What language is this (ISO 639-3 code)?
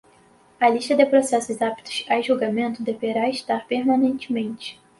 por